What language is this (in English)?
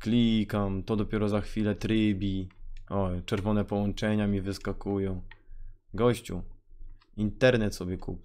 Polish